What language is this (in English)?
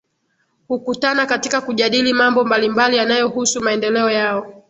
Swahili